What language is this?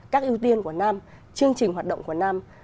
Vietnamese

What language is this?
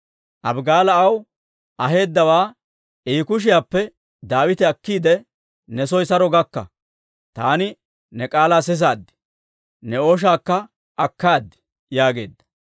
Dawro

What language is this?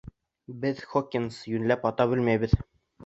Bashkir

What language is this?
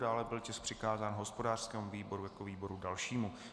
Czech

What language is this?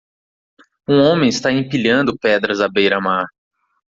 Portuguese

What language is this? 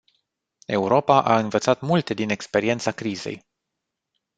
Romanian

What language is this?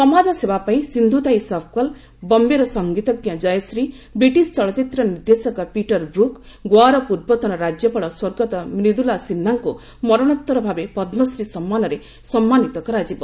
Odia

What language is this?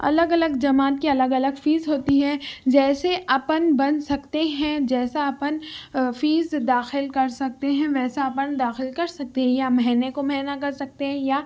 Urdu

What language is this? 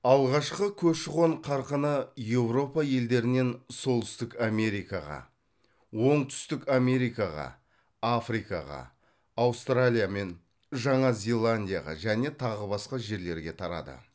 Kazakh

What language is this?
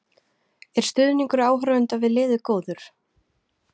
Icelandic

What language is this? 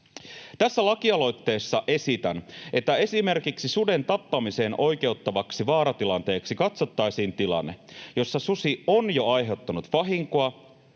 Finnish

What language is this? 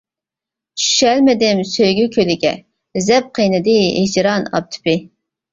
Uyghur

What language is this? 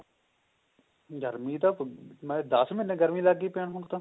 Punjabi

